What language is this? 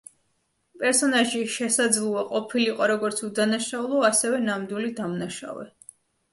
Georgian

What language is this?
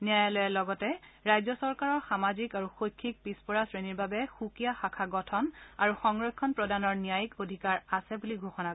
Assamese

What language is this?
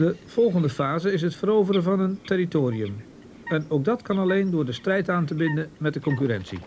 Dutch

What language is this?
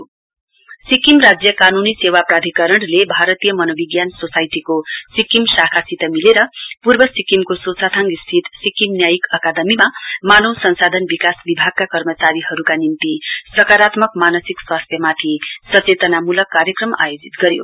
Nepali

